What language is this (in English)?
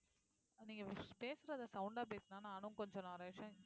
Tamil